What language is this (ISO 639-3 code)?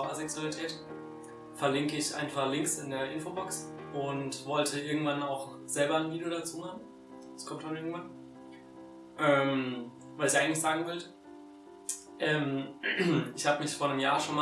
deu